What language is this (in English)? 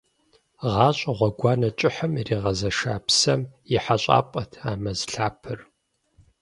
Kabardian